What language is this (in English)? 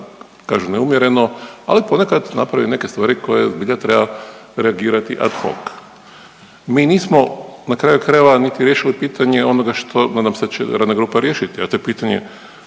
Croatian